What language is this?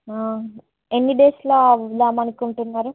Telugu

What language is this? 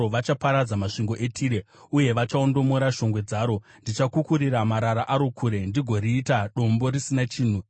Shona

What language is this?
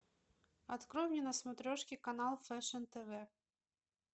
Russian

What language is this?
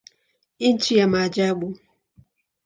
Swahili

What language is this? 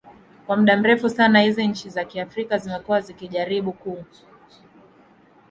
Swahili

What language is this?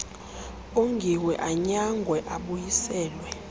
Xhosa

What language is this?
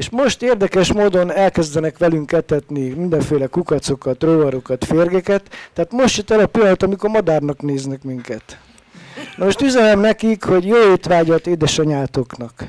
Hungarian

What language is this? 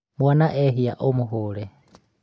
Kikuyu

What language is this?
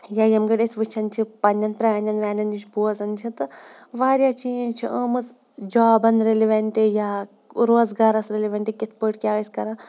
Kashmiri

